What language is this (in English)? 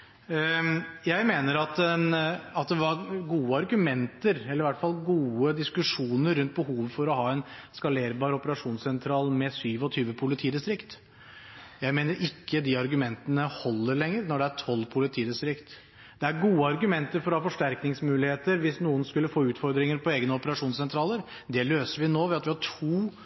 Norwegian Bokmål